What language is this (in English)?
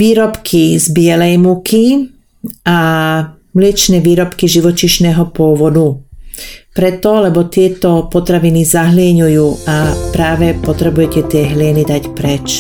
Slovak